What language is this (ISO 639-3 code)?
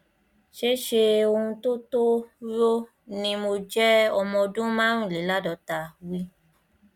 yor